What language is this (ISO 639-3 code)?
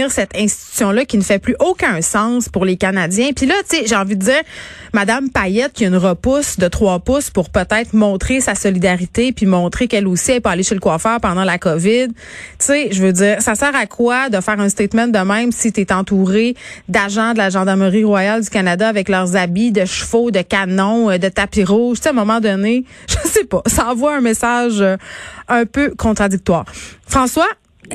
fra